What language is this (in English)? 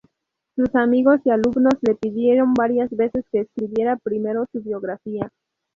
Spanish